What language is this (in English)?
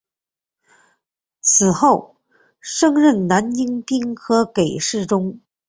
Chinese